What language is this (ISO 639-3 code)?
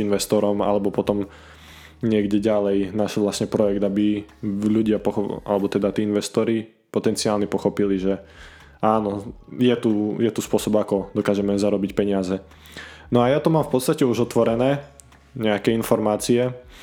slk